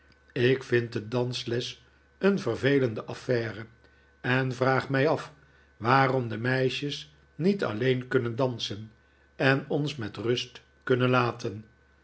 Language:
Dutch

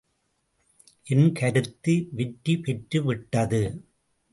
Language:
Tamil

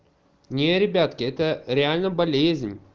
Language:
Russian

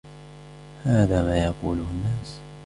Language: Arabic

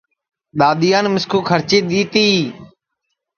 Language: Sansi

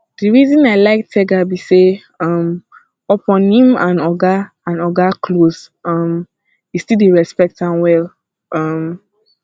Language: Nigerian Pidgin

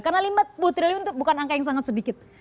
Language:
Indonesian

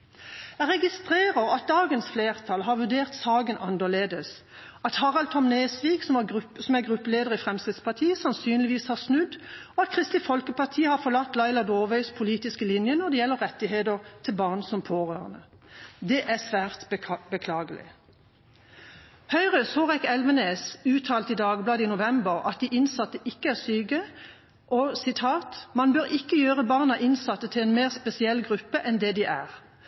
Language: Norwegian Bokmål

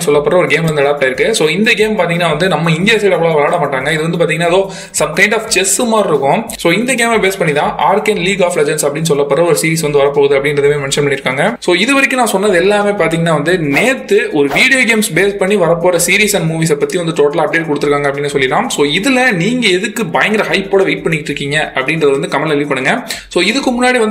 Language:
Indonesian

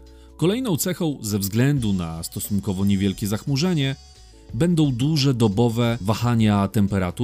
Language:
Polish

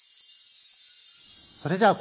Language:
Japanese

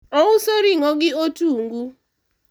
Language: Luo (Kenya and Tanzania)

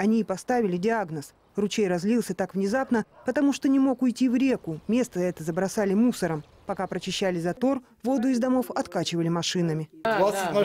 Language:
Russian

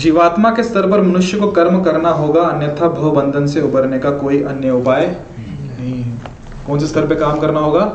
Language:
Hindi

